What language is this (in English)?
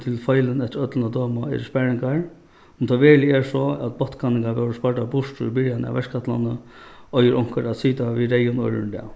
Faroese